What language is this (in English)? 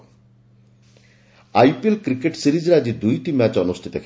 Odia